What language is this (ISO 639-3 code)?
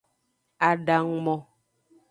ajg